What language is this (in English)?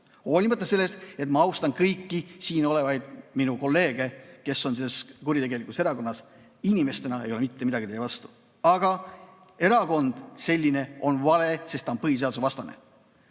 Estonian